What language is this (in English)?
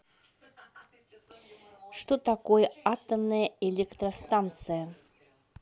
Russian